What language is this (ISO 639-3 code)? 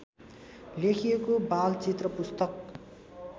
nep